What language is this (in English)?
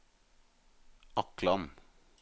Norwegian